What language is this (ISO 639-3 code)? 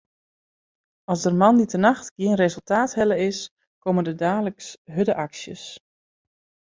fry